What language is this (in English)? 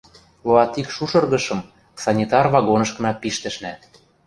Western Mari